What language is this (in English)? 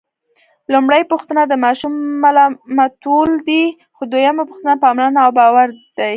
Pashto